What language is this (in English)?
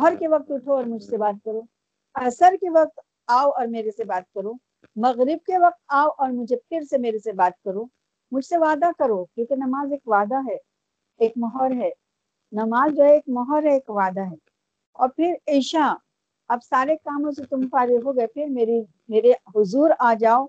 Urdu